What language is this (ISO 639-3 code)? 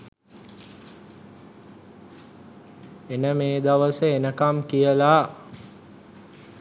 sin